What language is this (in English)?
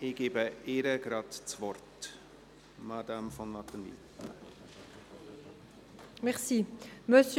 Swiss German